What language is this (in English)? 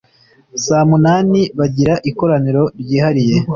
Kinyarwanda